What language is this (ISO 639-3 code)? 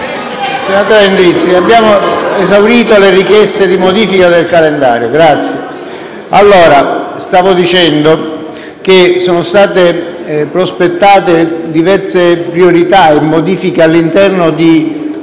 ita